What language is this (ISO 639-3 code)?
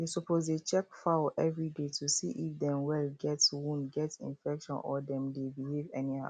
pcm